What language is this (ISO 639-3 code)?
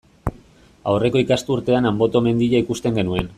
eus